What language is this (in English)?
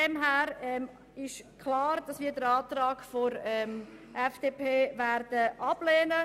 Swiss German